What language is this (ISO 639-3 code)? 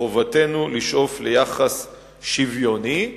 heb